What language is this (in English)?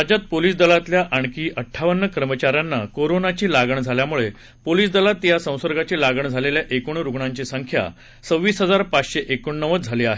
Marathi